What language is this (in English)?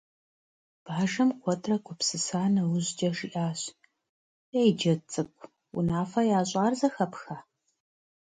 Kabardian